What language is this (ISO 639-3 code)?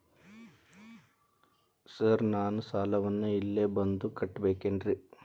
kan